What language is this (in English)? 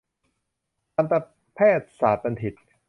Thai